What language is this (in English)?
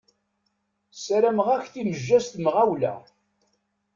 Kabyle